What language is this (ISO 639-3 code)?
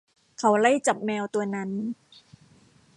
tha